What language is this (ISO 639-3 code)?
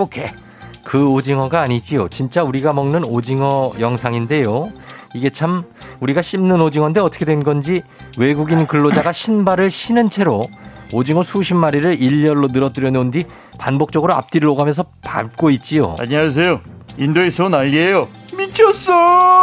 kor